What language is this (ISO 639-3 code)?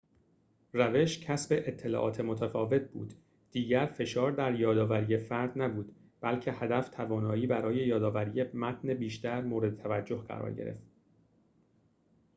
fas